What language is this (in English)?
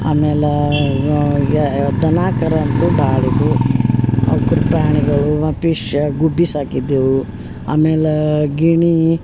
Kannada